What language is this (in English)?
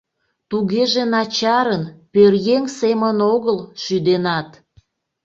Mari